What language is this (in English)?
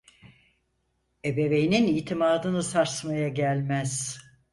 Turkish